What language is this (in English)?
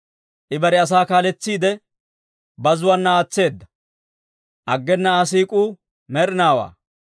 Dawro